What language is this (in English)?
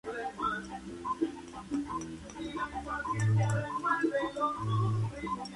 Spanish